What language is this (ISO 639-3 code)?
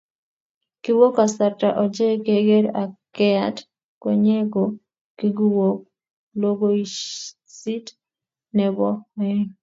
kln